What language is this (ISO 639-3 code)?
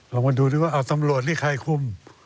tha